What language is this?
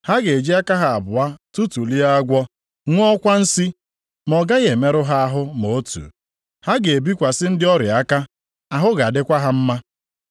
Igbo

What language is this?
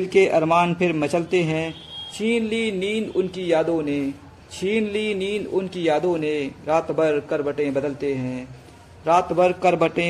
Hindi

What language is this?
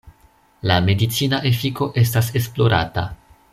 Esperanto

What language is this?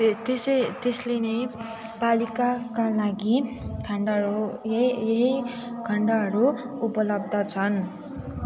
Nepali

